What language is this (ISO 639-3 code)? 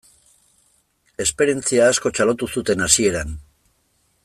eus